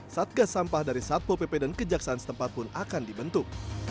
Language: Indonesian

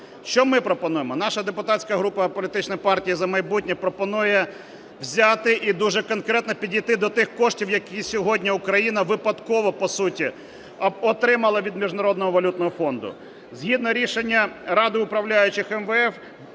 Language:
Ukrainian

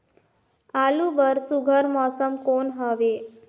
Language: Chhattisgarhi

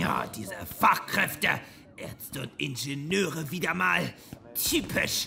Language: German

